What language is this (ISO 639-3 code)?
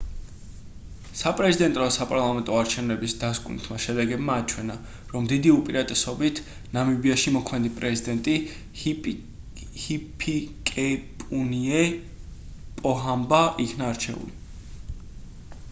kat